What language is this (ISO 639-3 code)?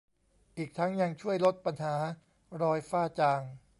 tha